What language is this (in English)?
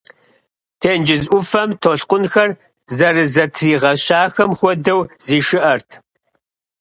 Kabardian